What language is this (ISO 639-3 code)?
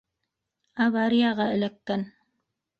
bak